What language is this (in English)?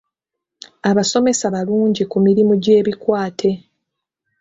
Ganda